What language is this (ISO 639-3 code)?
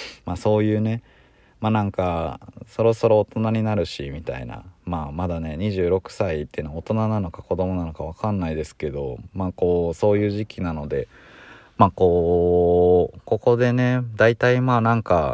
jpn